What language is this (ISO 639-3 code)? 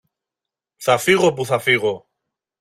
ell